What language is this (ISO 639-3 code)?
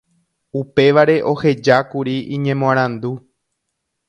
grn